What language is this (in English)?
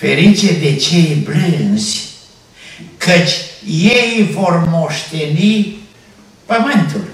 Romanian